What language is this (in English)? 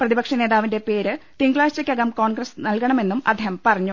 Malayalam